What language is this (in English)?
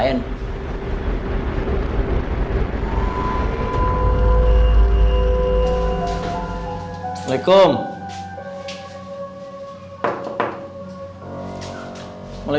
Indonesian